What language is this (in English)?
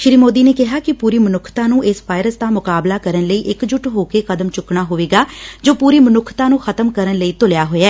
Punjabi